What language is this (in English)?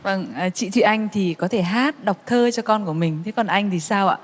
Vietnamese